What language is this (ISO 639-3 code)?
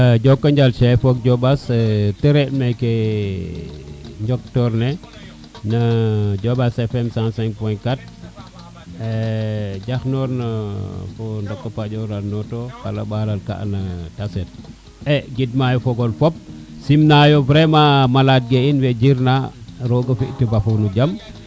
srr